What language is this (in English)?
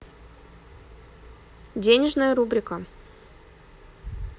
Russian